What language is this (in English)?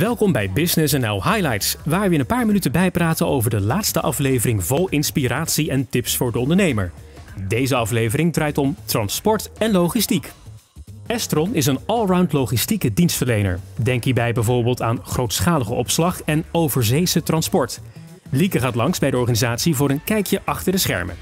Dutch